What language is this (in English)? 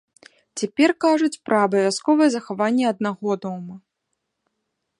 Belarusian